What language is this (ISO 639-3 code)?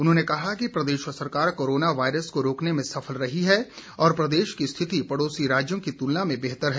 hin